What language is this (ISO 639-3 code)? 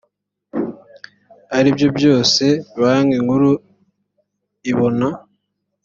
kin